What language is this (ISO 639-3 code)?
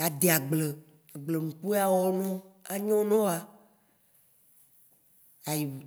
wci